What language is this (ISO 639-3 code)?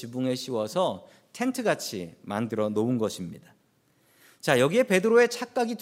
kor